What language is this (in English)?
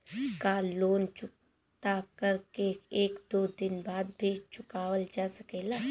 Bhojpuri